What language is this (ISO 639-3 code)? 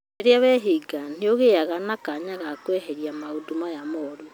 kik